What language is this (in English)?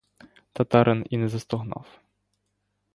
Ukrainian